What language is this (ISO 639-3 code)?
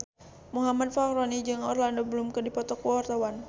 sun